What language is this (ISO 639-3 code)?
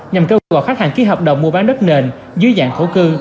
vie